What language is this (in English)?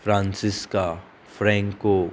Konkani